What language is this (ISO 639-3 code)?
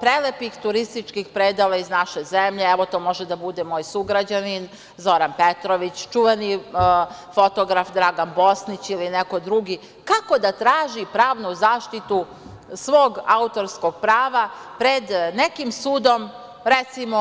srp